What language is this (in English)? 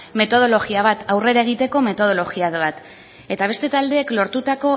Basque